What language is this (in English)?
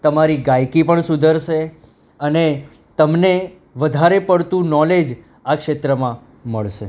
Gujarati